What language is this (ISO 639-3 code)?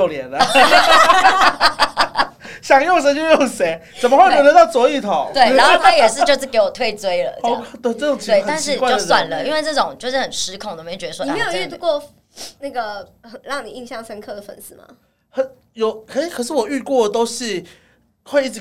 zho